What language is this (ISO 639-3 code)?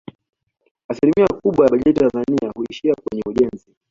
swa